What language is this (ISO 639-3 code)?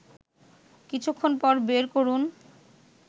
ben